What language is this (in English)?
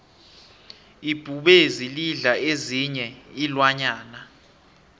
South Ndebele